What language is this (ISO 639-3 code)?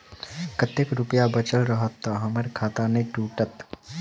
mai